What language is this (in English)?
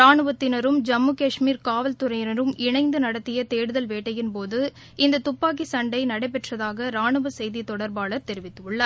Tamil